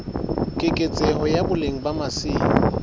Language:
Southern Sotho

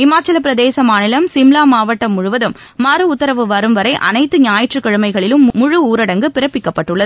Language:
Tamil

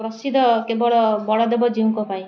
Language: Odia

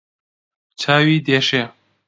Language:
Central Kurdish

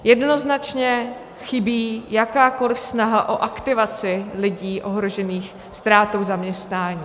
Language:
Czech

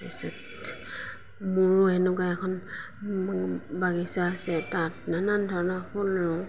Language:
Assamese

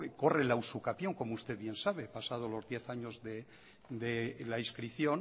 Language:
Spanish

